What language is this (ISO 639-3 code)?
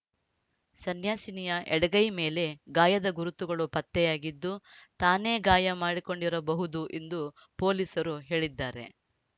kan